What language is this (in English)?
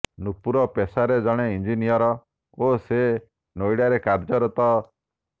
Odia